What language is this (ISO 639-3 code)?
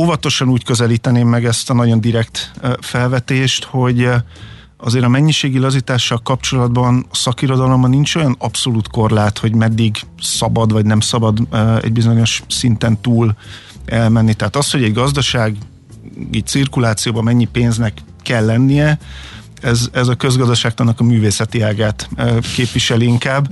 hun